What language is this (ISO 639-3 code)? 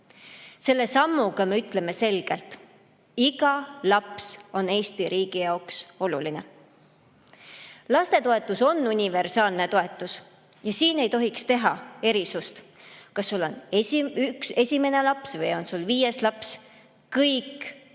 est